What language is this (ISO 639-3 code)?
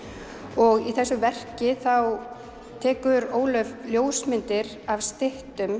isl